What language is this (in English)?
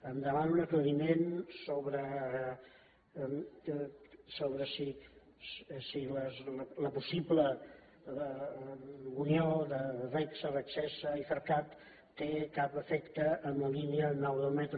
Catalan